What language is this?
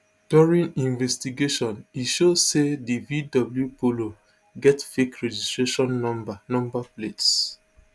Nigerian Pidgin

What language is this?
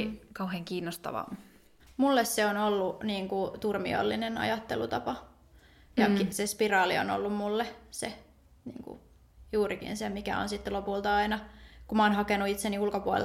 Finnish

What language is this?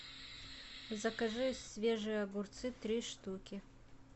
Russian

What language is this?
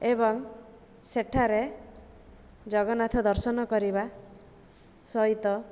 Odia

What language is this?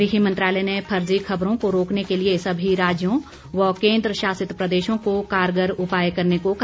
Hindi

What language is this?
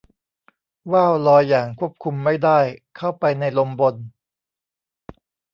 Thai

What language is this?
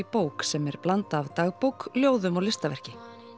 Icelandic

